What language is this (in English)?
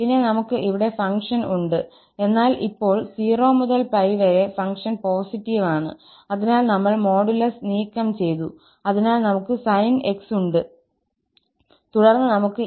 Malayalam